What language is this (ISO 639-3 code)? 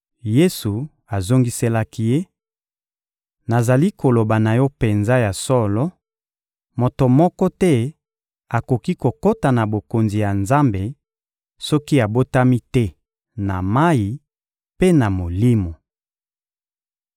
lin